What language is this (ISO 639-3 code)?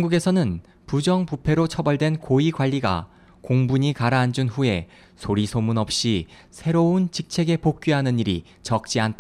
kor